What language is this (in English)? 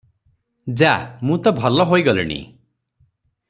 Odia